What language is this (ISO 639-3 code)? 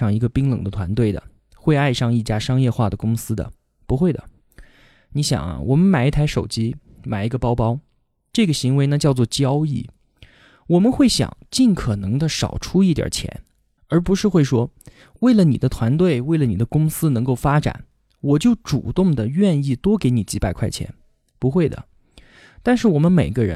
zho